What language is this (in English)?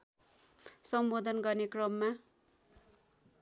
Nepali